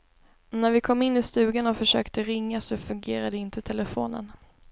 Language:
Swedish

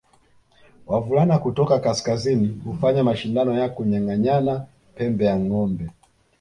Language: Swahili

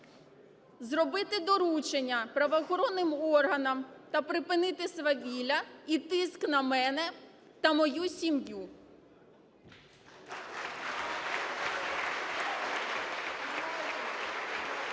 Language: Ukrainian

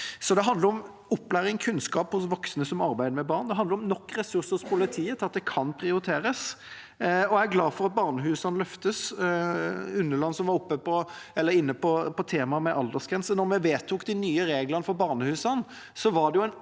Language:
Norwegian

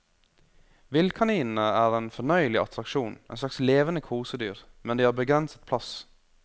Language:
Norwegian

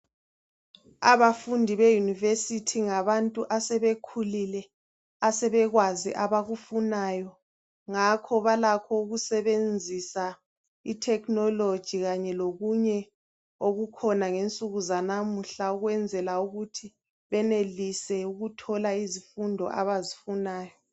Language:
North Ndebele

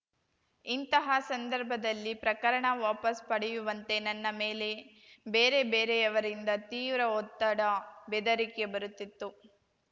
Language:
Kannada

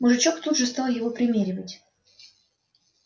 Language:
Russian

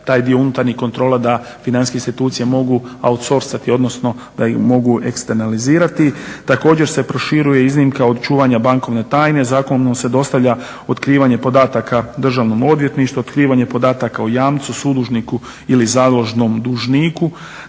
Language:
Croatian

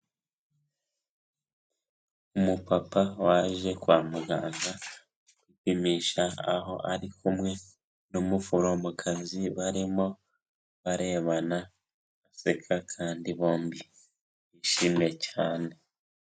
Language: Kinyarwanda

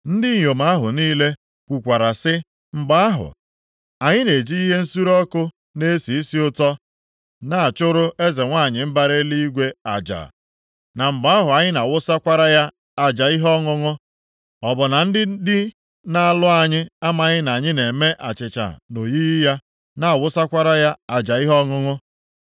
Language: Igbo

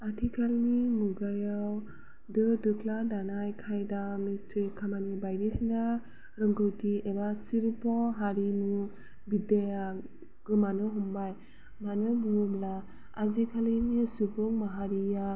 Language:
Bodo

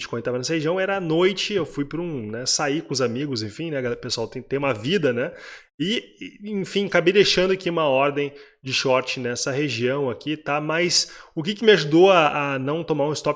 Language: Portuguese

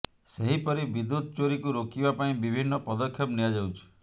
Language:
Odia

